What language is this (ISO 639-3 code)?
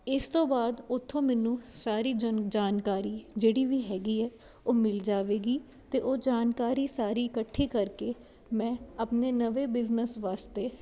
pan